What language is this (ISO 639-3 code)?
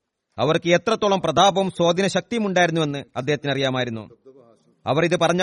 mal